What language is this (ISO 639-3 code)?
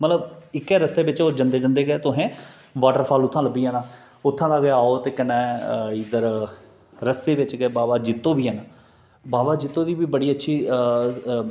doi